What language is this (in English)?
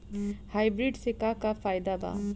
Bhojpuri